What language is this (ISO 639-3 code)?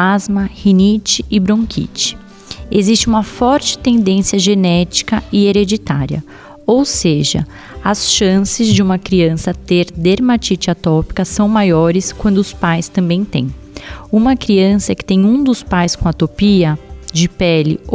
por